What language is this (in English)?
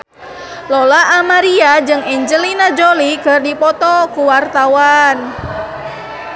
Sundanese